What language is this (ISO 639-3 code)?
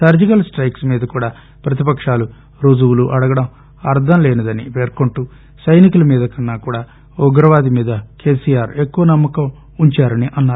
tel